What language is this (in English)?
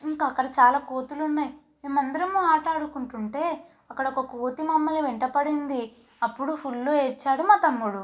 Telugu